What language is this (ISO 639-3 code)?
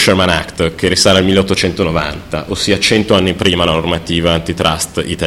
ita